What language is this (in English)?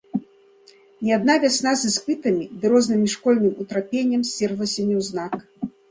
Belarusian